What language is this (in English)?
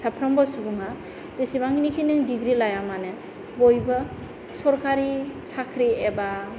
Bodo